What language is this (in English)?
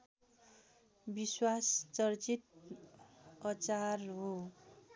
Nepali